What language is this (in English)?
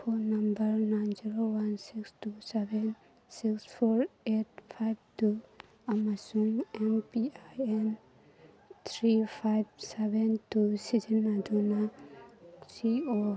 Manipuri